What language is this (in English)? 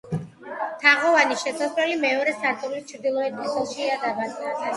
Georgian